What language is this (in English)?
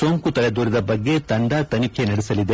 Kannada